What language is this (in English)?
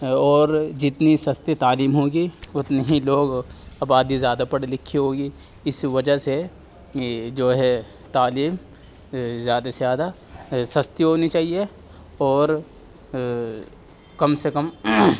Urdu